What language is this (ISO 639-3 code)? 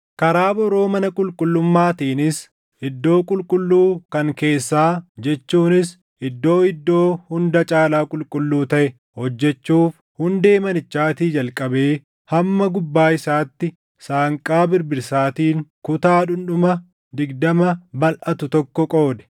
orm